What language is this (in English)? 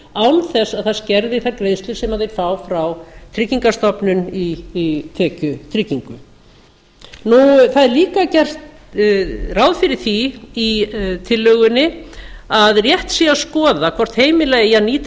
Icelandic